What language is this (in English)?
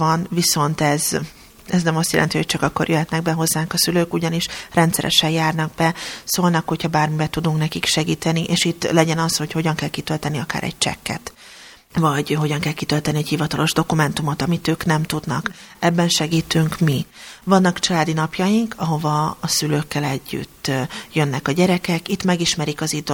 Hungarian